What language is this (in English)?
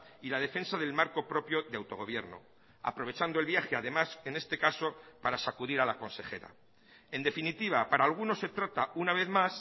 Spanish